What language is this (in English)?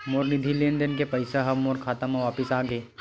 Chhattisgarhi